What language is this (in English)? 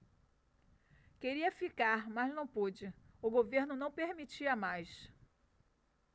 Portuguese